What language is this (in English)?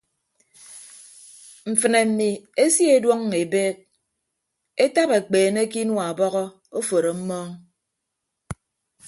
Ibibio